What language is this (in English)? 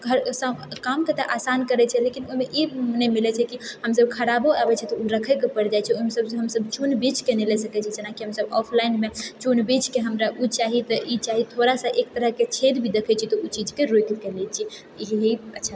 Maithili